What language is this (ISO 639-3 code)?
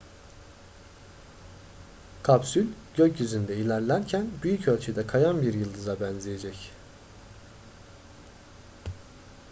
tur